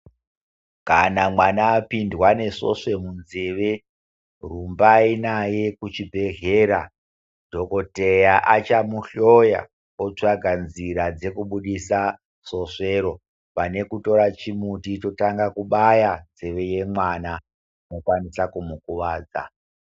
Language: Ndau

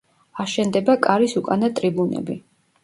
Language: Georgian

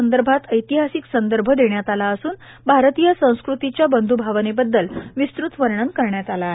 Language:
Marathi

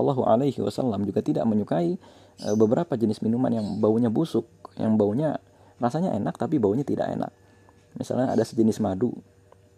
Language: Indonesian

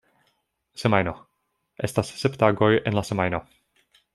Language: Esperanto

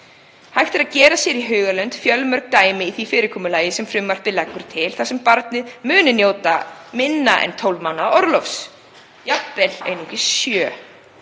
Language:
Icelandic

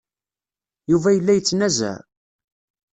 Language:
Kabyle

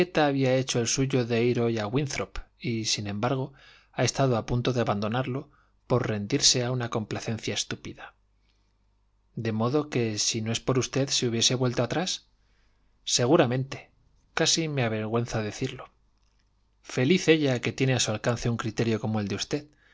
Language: Spanish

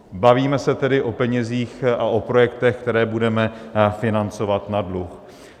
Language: Czech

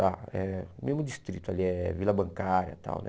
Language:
Portuguese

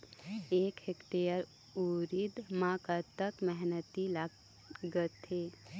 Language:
Chhattisgarhi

